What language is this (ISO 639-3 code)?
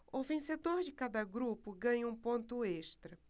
por